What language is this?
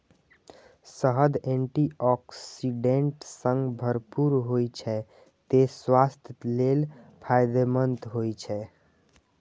Maithili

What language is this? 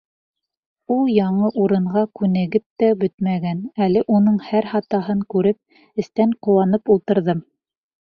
Bashkir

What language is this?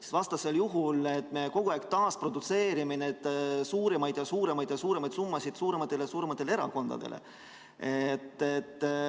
Estonian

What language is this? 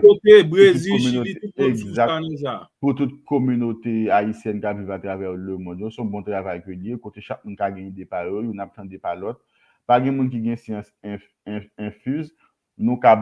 French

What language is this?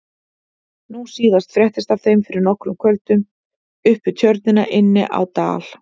Icelandic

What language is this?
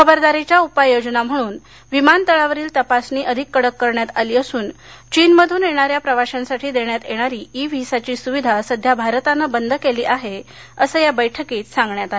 Marathi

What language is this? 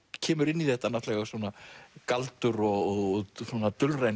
Icelandic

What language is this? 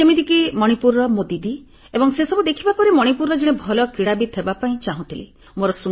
Odia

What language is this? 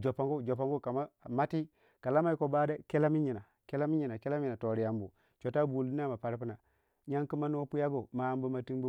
Waja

